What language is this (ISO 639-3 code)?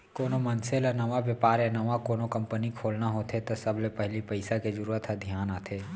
hne